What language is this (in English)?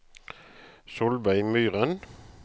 Norwegian